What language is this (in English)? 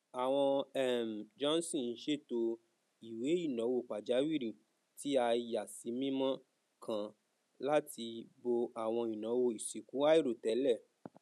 Yoruba